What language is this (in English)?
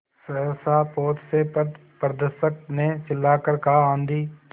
Hindi